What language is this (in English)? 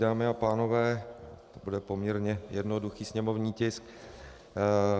Czech